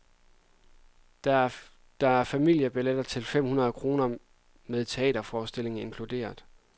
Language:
Danish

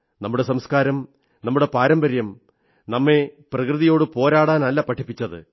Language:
Malayalam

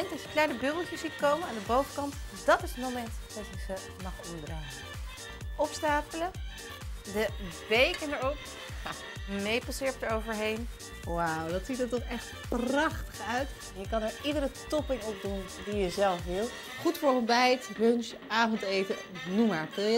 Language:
Dutch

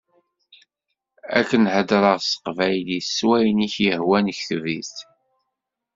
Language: Kabyle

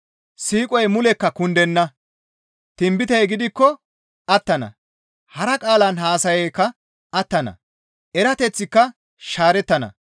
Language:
Gamo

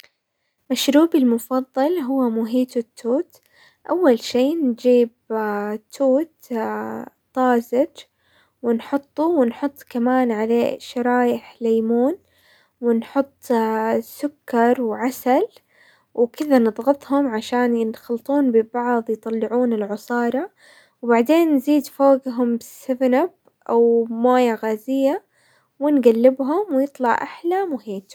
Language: Hijazi Arabic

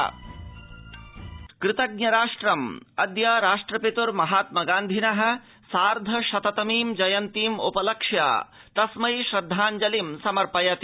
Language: Sanskrit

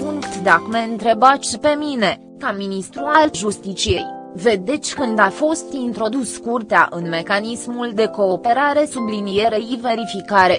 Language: Romanian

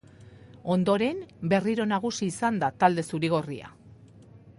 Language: Basque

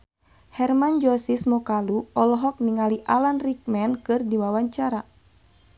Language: Sundanese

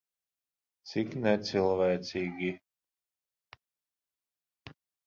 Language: Latvian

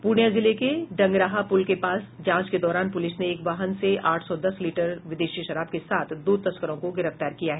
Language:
Hindi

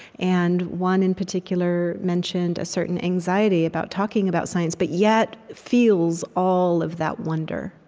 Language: English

